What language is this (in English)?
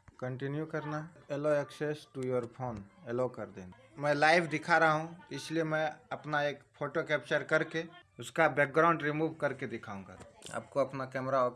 Hindi